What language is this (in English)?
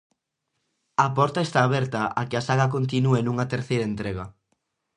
Galician